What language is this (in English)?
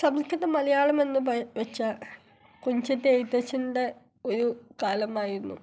Malayalam